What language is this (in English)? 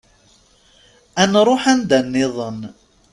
Kabyle